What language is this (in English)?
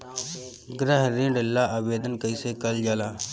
Bhojpuri